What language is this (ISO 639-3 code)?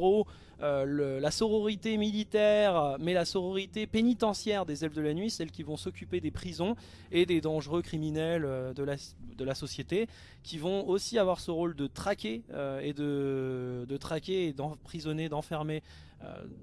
fra